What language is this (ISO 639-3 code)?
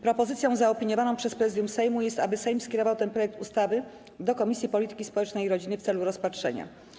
pol